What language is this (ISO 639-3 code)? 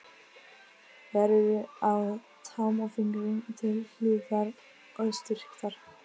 isl